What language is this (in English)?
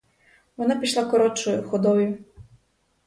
Ukrainian